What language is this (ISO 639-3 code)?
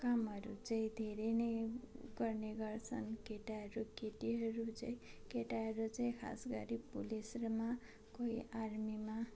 nep